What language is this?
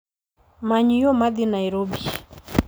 Luo (Kenya and Tanzania)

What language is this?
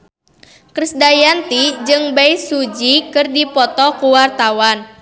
Sundanese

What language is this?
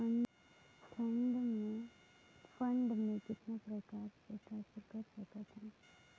Chhattisgarhi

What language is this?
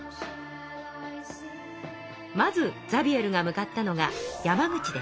Japanese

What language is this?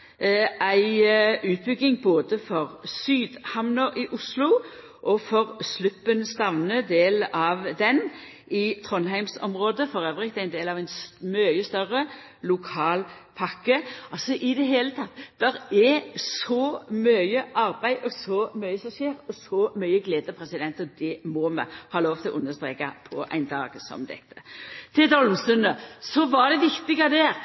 Norwegian Nynorsk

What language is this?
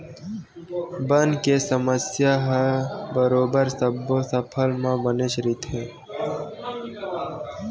Chhattisgarhi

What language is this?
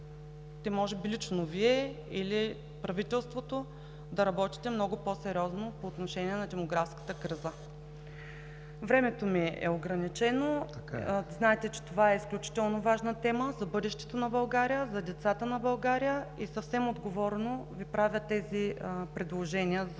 Bulgarian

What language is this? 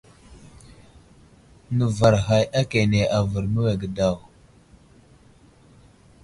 Wuzlam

